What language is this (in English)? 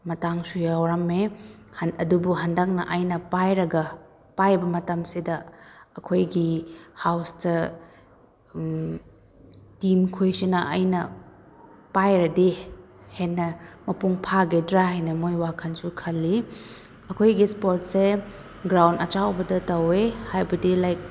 Manipuri